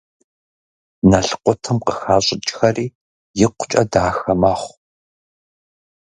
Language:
Kabardian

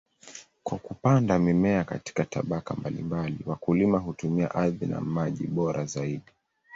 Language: Swahili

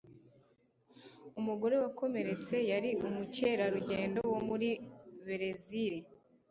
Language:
Kinyarwanda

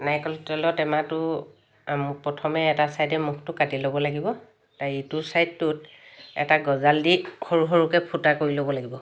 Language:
Assamese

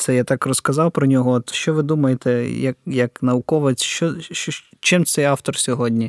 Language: Ukrainian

